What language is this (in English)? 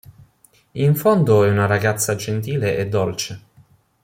Italian